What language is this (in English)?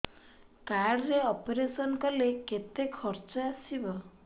Odia